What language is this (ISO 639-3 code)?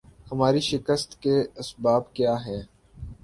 urd